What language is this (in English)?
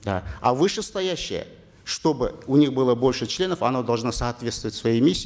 Kazakh